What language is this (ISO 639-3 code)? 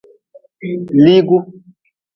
nmz